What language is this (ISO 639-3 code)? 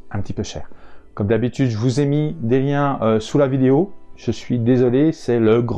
fra